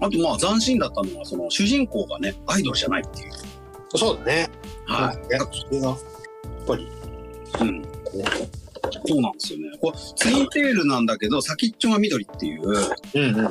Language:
Japanese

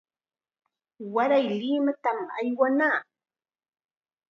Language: Chiquián Ancash Quechua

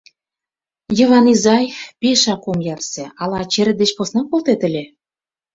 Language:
Mari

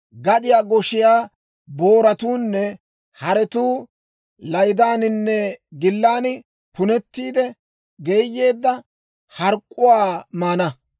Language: Dawro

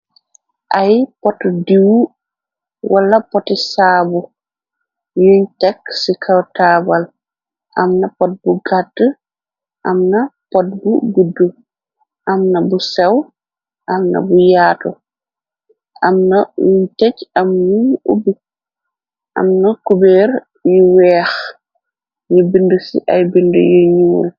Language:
Wolof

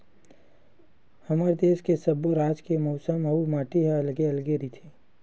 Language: Chhattisgarhi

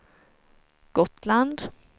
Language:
Swedish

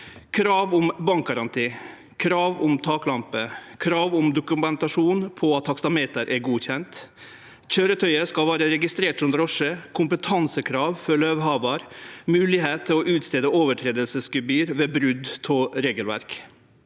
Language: Norwegian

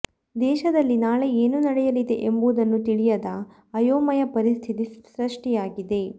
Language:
Kannada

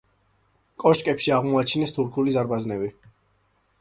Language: Georgian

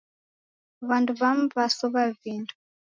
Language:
Taita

